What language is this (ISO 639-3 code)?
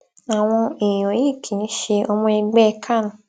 yor